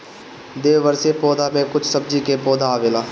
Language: Bhojpuri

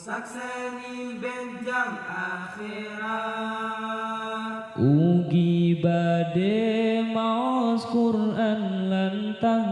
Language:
Indonesian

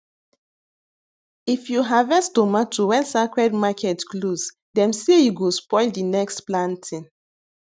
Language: Nigerian Pidgin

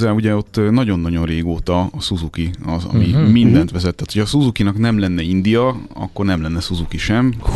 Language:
Hungarian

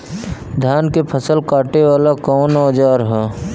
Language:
Bhojpuri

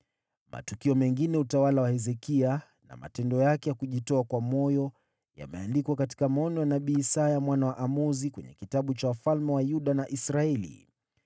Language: Swahili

